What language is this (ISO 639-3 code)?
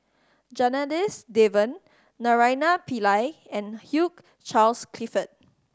eng